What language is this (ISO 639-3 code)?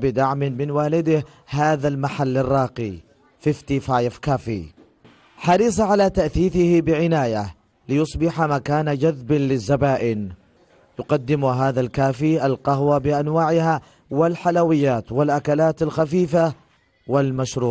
ara